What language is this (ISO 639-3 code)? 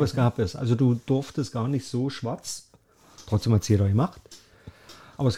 deu